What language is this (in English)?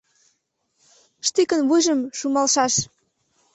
Mari